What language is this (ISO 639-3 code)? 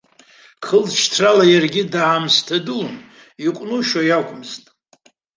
abk